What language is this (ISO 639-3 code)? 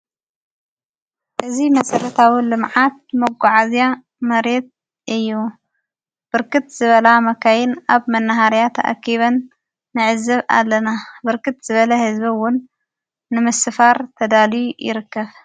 tir